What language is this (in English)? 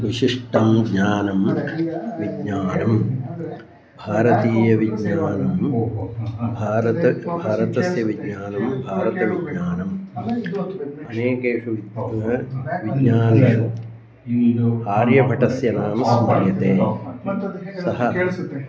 Sanskrit